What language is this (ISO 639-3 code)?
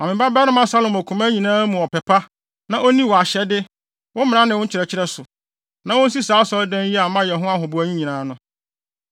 aka